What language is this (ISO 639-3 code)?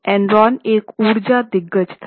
hin